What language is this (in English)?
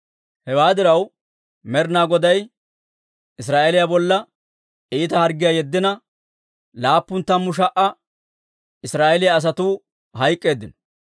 Dawro